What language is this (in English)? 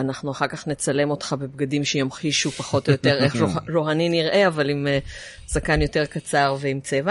Hebrew